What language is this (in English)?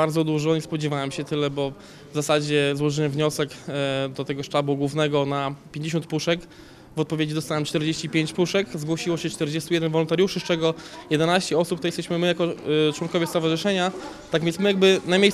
Polish